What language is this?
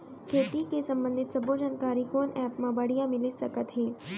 Chhattisgarhi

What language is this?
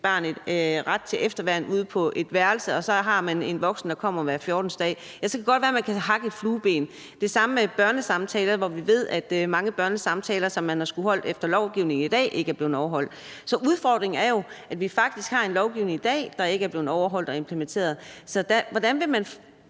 Danish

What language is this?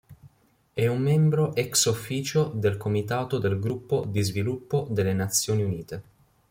Italian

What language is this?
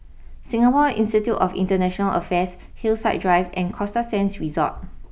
English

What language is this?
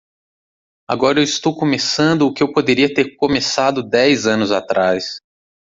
Portuguese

